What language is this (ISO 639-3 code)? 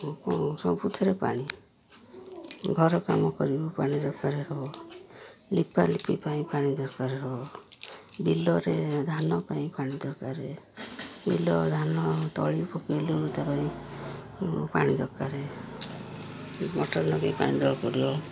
ori